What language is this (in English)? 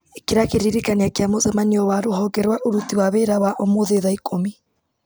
Kikuyu